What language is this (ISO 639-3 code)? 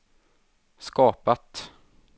swe